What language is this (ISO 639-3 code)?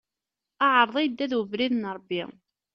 kab